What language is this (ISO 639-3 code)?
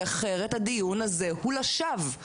heb